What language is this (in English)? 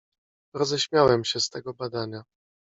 Polish